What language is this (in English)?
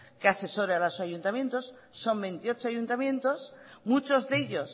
Spanish